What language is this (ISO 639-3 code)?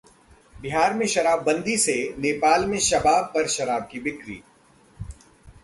hin